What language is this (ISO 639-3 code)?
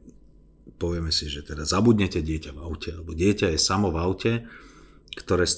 slk